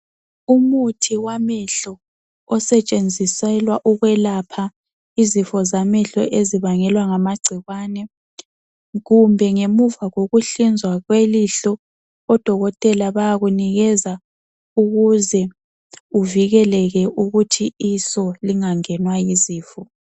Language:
North Ndebele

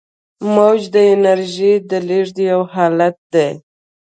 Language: Pashto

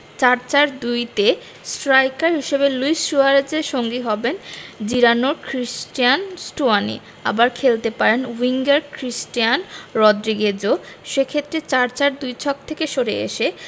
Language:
Bangla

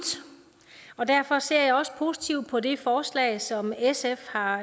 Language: Danish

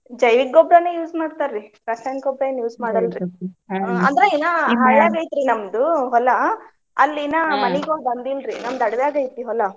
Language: Kannada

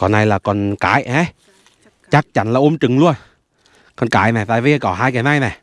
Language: Vietnamese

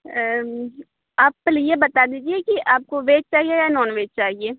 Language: Urdu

